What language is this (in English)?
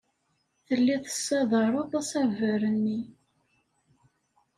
Kabyle